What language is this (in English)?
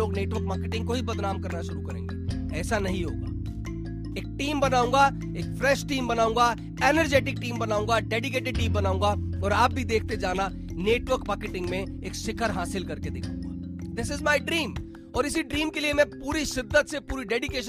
Hindi